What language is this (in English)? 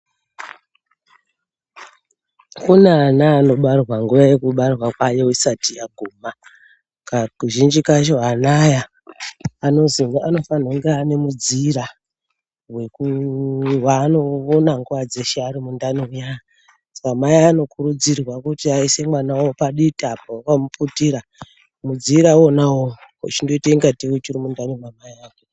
Ndau